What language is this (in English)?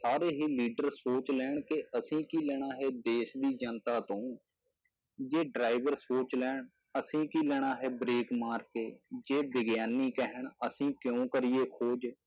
Punjabi